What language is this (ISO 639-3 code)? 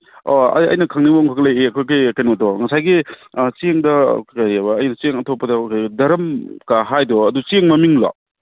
mni